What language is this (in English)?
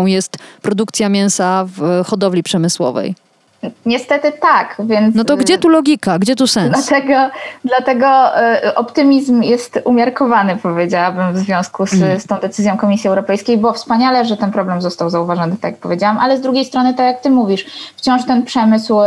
Polish